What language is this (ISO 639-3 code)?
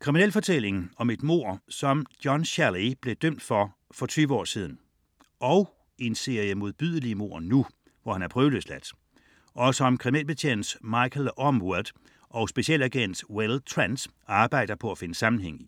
dan